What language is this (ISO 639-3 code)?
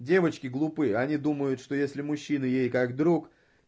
rus